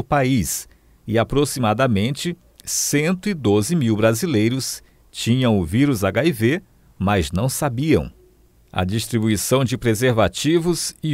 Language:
Portuguese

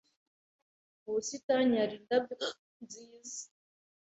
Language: Kinyarwanda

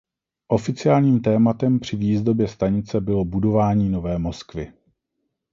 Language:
Czech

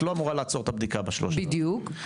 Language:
Hebrew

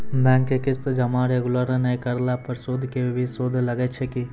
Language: Maithili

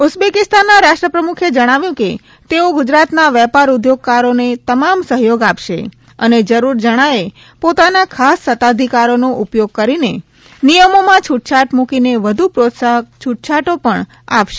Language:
Gujarati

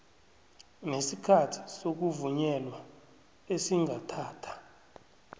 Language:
South Ndebele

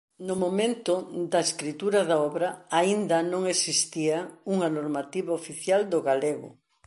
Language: Galician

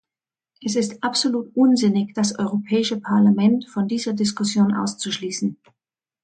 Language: German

